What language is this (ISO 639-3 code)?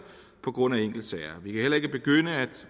dan